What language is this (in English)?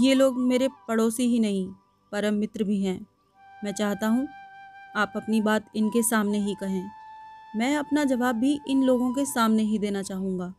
Hindi